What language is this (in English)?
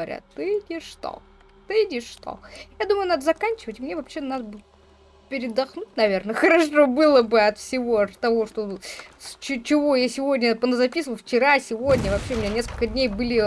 Russian